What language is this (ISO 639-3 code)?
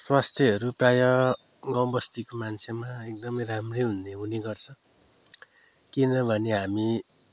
nep